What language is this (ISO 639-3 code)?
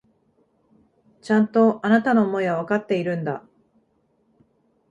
jpn